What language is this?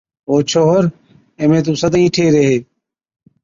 Od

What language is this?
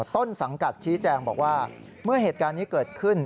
Thai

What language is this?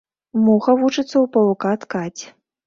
Belarusian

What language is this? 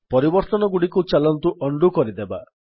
Odia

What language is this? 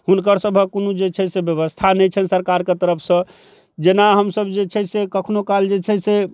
Maithili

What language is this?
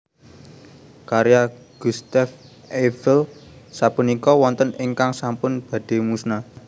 Javanese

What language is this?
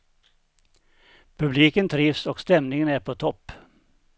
Swedish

